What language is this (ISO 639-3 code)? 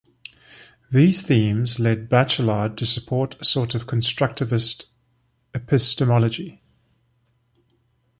eng